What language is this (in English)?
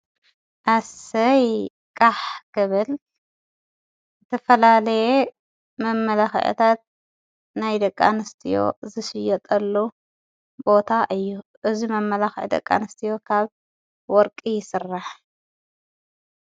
Tigrinya